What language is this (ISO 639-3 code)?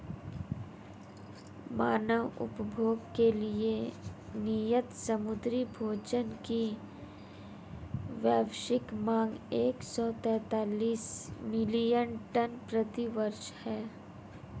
hin